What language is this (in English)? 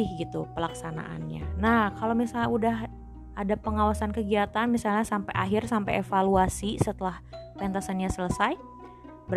Indonesian